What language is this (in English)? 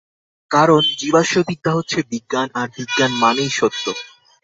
Bangla